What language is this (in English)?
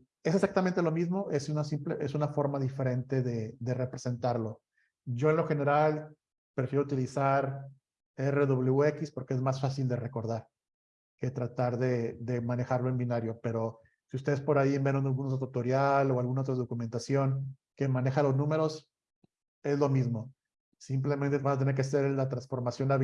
Spanish